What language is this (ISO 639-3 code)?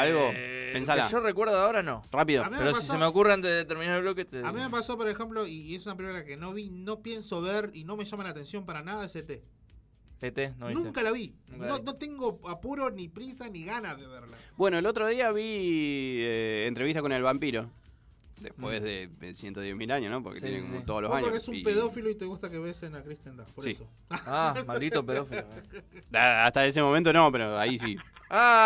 spa